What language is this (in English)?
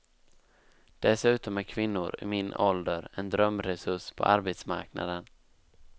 Swedish